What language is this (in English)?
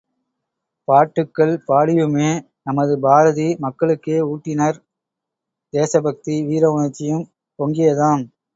Tamil